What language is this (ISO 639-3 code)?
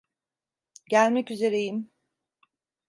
tur